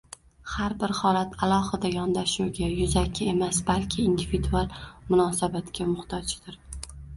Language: Uzbek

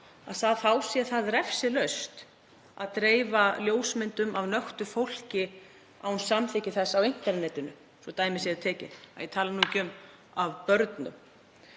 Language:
Icelandic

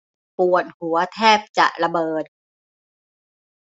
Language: Thai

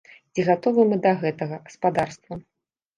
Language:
Belarusian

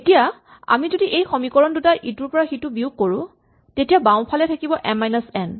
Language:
Assamese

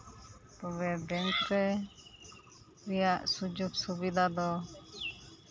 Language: Santali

